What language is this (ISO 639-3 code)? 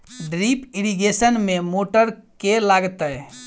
mai